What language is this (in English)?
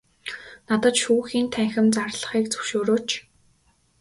Mongolian